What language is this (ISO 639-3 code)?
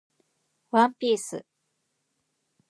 jpn